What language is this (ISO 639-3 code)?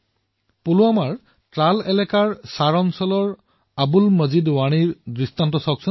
asm